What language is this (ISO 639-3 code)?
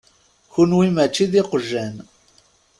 kab